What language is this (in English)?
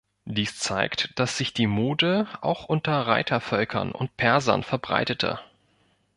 German